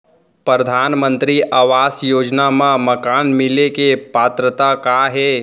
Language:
Chhattisgarhi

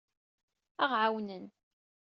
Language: Kabyle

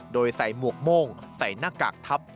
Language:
Thai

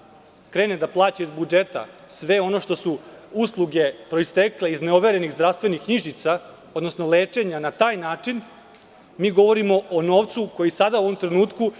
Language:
Serbian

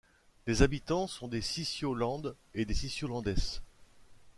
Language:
French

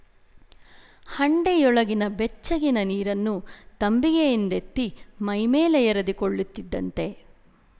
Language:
Kannada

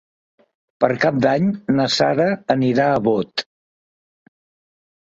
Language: Catalan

